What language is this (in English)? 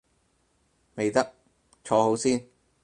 Cantonese